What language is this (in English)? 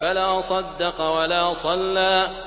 Arabic